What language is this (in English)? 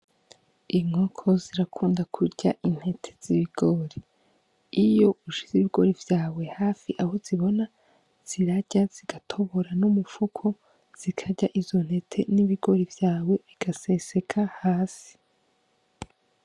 Rundi